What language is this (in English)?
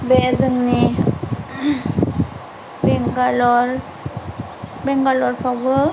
Bodo